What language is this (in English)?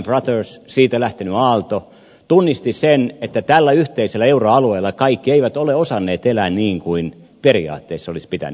Finnish